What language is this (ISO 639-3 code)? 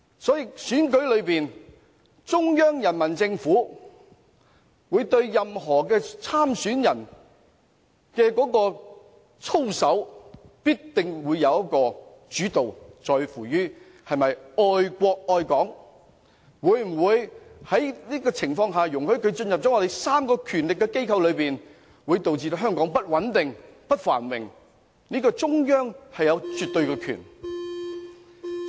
yue